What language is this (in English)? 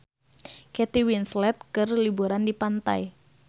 Sundanese